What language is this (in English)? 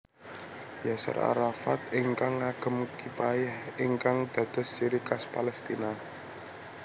Javanese